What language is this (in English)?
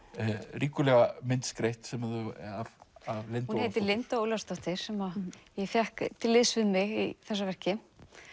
Icelandic